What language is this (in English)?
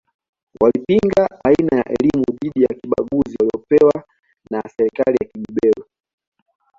Swahili